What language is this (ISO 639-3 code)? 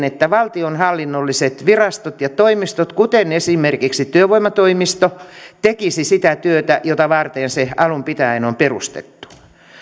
fin